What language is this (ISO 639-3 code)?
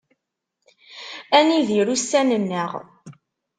kab